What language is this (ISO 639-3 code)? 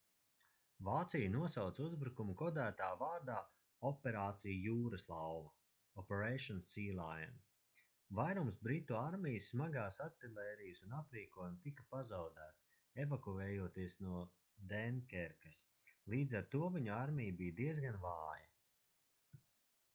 lav